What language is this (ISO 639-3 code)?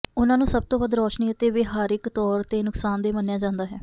pan